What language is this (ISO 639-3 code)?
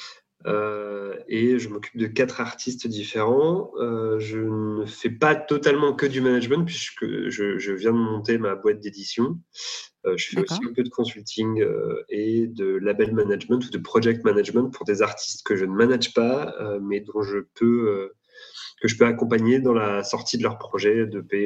fra